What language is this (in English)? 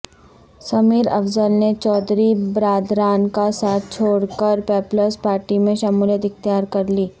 Urdu